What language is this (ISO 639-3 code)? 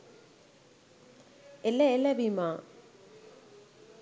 sin